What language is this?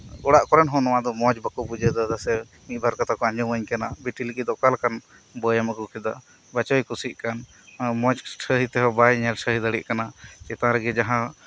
Santali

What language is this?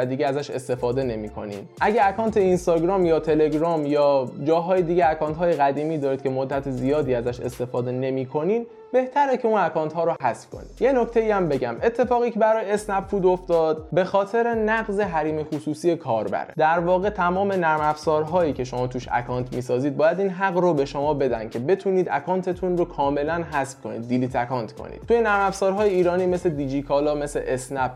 Persian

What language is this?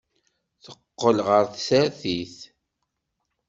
Kabyle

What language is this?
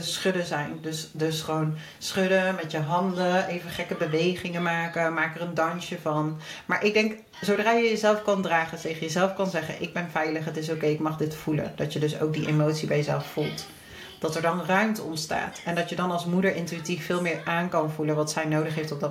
Dutch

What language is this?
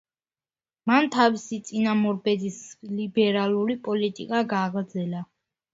Georgian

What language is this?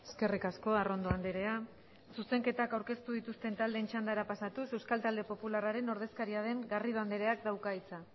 Basque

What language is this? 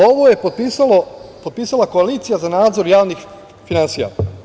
Serbian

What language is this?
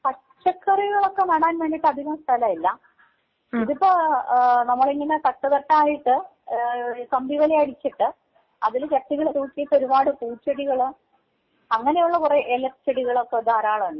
Malayalam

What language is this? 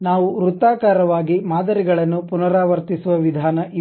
Kannada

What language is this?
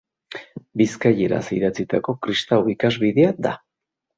Basque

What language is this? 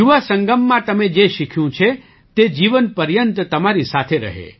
Gujarati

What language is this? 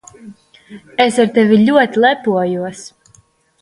Latvian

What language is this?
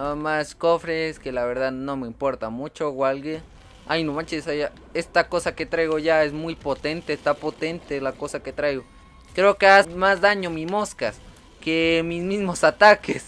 Spanish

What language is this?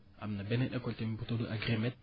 Wolof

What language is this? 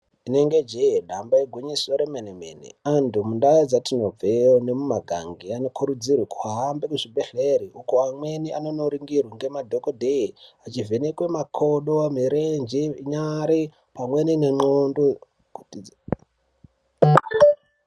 Ndau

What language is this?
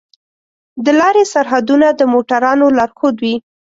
Pashto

